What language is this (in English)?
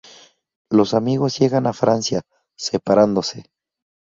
Spanish